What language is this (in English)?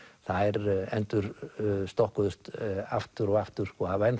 Icelandic